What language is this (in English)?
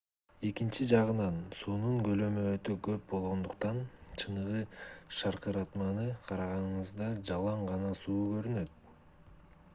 Kyrgyz